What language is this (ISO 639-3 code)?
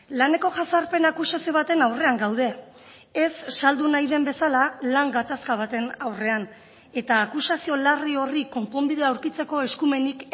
eus